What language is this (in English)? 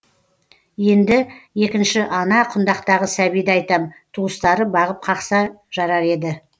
Kazakh